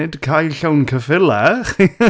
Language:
Welsh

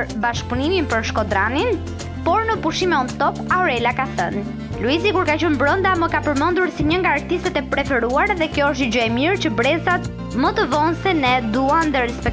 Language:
Romanian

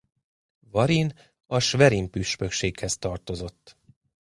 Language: Hungarian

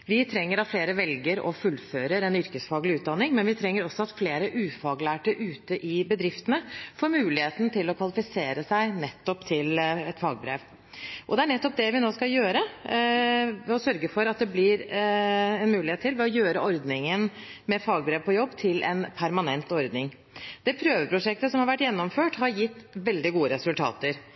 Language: Norwegian Bokmål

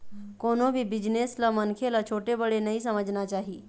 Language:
Chhattisgarhi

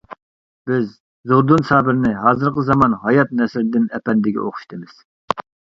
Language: Uyghur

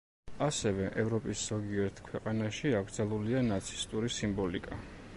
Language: Georgian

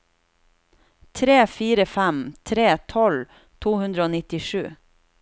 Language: Norwegian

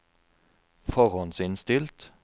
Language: Norwegian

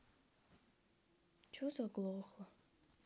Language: Russian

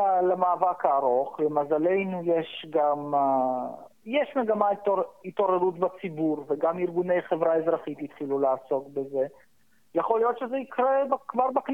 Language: Hebrew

